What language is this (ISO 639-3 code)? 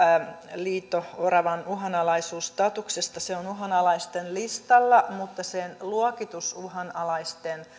fin